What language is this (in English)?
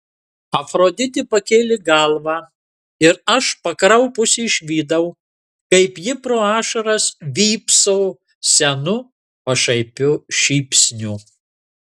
Lithuanian